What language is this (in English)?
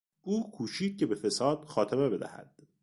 Persian